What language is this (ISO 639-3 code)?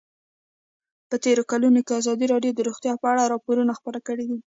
pus